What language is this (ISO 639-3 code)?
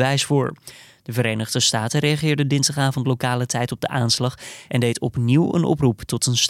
nld